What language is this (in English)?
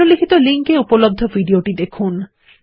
Bangla